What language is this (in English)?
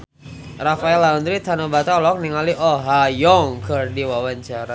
Sundanese